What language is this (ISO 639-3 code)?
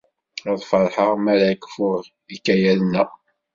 kab